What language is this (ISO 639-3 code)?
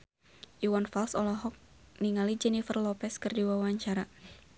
sun